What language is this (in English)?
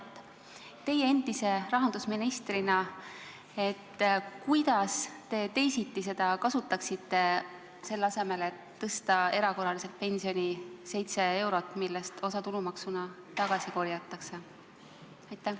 Estonian